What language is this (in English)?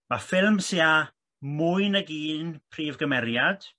Welsh